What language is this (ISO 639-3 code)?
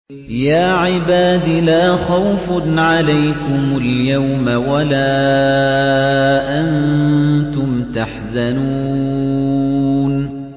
ara